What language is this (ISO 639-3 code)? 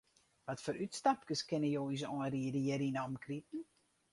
fry